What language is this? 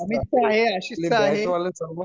Marathi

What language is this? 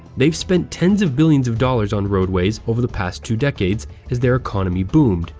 English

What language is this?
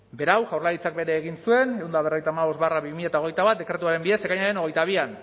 Basque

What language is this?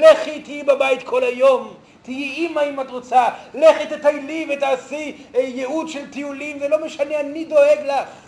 Hebrew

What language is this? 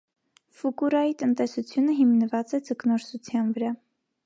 Armenian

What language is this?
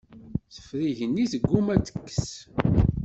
Kabyle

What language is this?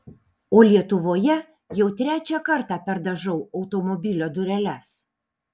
Lithuanian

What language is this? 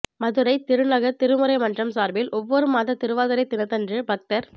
Tamil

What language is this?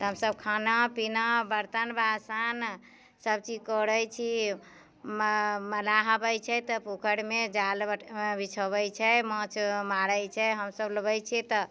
Maithili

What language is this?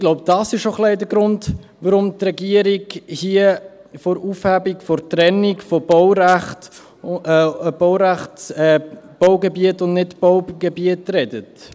Swiss German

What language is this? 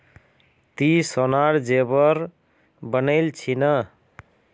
Magahi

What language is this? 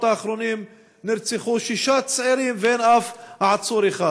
Hebrew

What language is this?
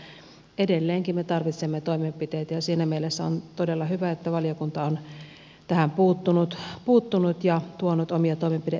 Finnish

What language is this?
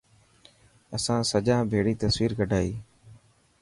Dhatki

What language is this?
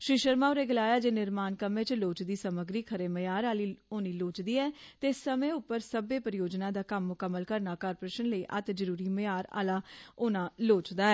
Dogri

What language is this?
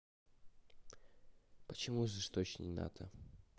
Russian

